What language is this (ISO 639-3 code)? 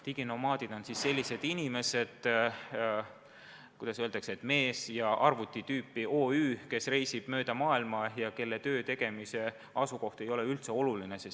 est